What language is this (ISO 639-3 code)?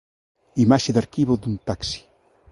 glg